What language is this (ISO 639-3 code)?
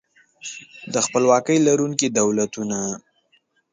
pus